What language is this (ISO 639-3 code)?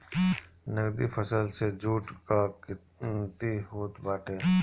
bho